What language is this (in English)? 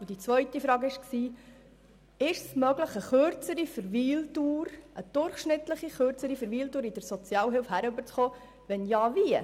Swiss German